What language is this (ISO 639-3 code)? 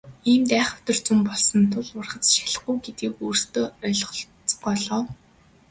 mon